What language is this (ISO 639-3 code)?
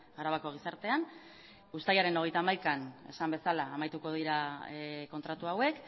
eus